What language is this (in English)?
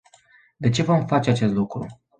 Romanian